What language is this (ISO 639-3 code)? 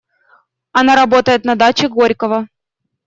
rus